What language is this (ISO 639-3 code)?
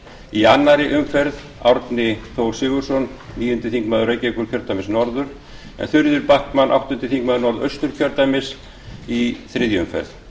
isl